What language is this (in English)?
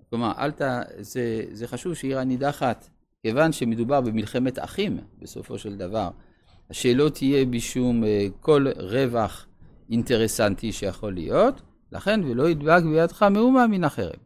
Hebrew